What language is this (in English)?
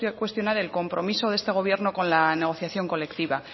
Spanish